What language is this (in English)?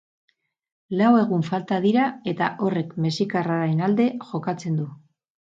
Basque